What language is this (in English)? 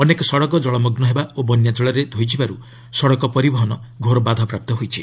Odia